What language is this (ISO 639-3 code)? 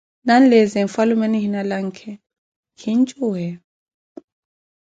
eko